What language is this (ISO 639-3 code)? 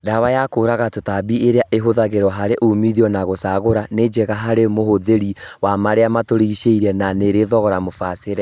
kik